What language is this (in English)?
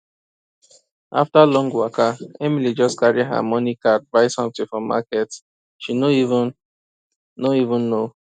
Nigerian Pidgin